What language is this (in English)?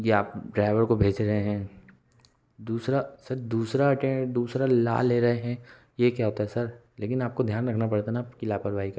Hindi